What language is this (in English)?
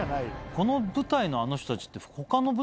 Japanese